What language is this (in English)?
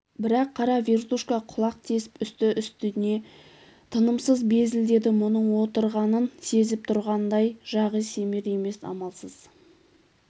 Kazakh